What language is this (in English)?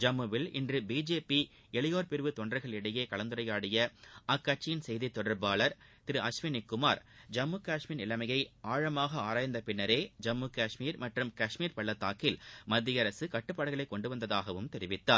Tamil